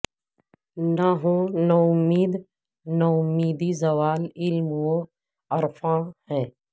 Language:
Urdu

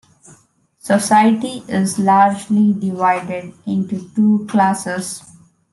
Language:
English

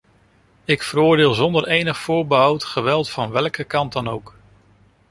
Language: Dutch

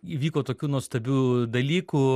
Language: Lithuanian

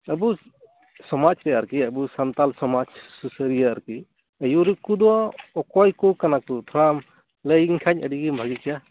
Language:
Santali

